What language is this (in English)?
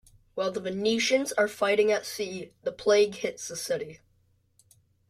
English